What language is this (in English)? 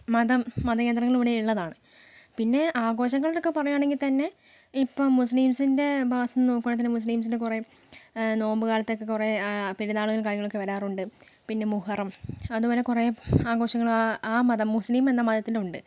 Malayalam